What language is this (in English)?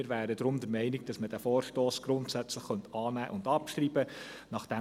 Swiss German